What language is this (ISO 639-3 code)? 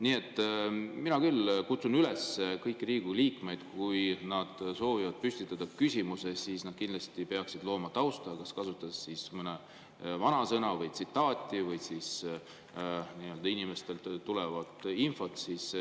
est